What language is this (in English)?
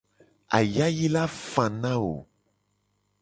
Gen